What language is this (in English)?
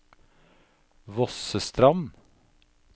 Norwegian